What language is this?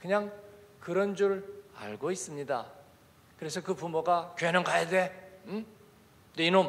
Korean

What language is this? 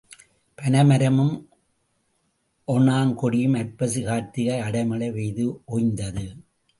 Tamil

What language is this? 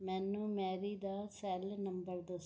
Punjabi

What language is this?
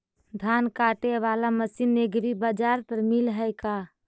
Magahi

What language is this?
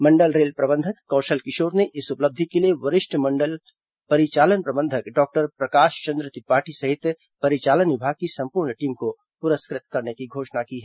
Hindi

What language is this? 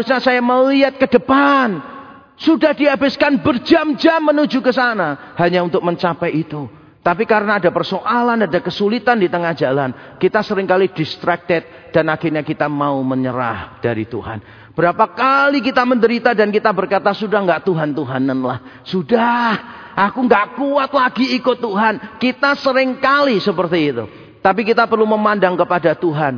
Indonesian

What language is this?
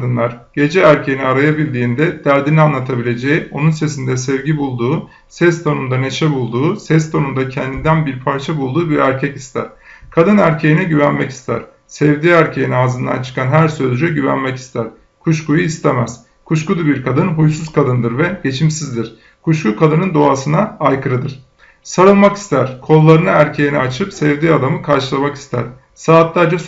Turkish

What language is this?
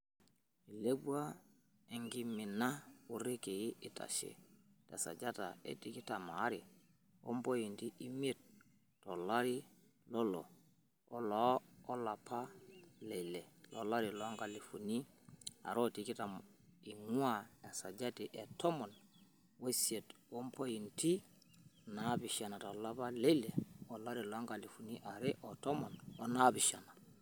Masai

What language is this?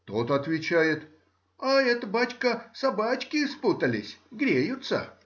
Russian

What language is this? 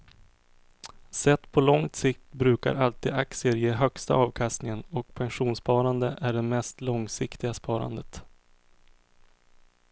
Swedish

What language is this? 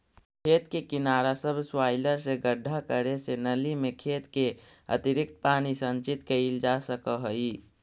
Magahi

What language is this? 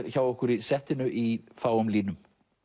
Icelandic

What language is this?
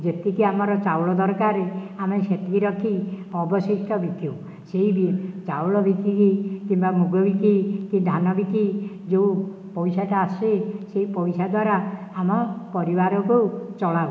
Odia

